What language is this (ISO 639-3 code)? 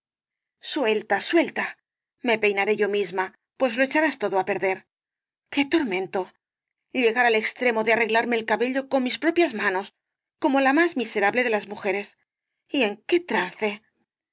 spa